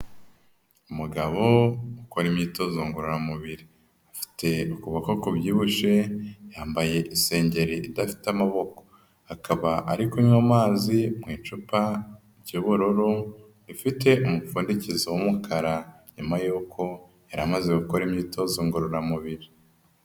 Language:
Kinyarwanda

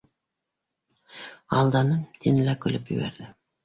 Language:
Bashkir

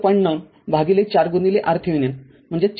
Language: Marathi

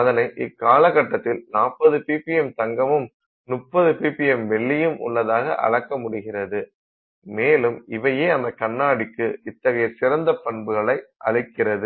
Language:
Tamil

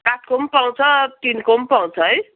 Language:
Nepali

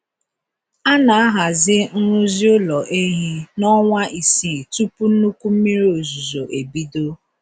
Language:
Igbo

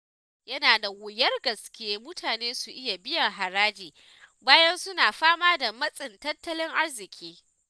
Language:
Hausa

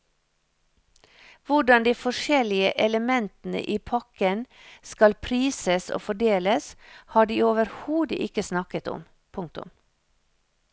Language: Norwegian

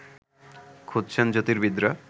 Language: Bangla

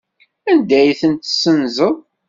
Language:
Kabyle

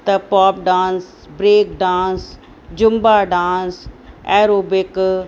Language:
Sindhi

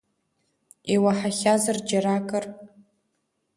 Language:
Abkhazian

